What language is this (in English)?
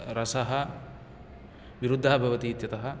Sanskrit